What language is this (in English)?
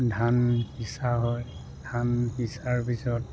Assamese